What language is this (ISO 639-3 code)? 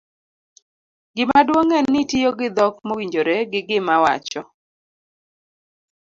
luo